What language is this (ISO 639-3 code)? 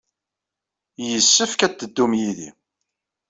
kab